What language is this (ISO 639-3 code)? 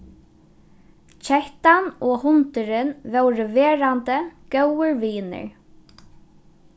fao